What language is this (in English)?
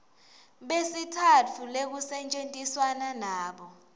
Swati